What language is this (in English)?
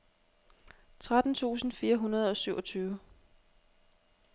Danish